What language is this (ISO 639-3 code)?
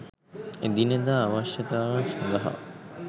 sin